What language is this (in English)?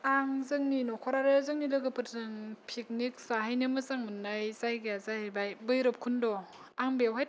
Bodo